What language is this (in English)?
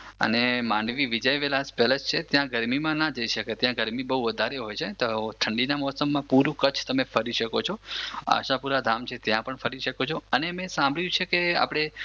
Gujarati